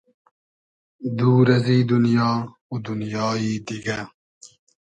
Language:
Hazaragi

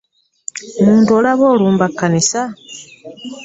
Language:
Ganda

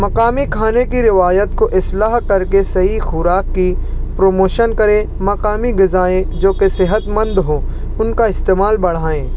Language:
Urdu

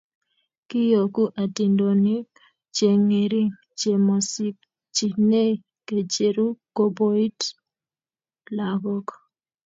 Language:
Kalenjin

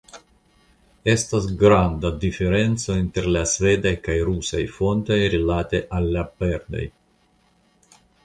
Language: Esperanto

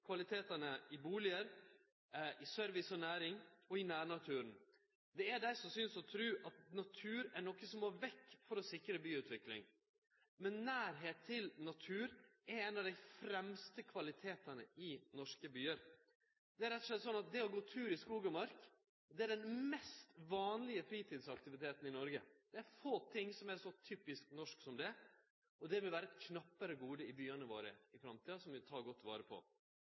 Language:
Norwegian Nynorsk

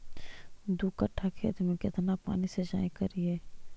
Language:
Magahi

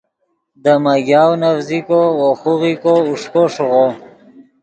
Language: Yidgha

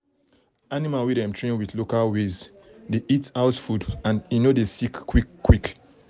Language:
Nigerian Pidgin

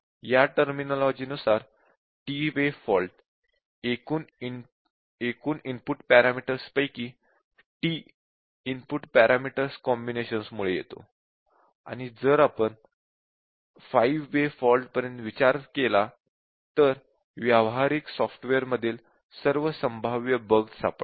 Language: Marathi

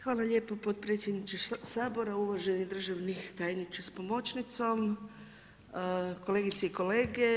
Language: Croatian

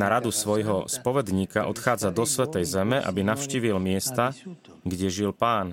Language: Slovak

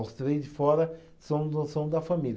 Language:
Portuguese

